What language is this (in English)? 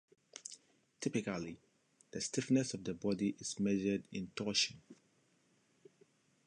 English